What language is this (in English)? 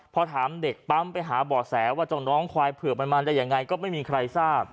Thai